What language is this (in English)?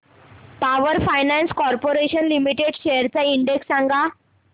Marathi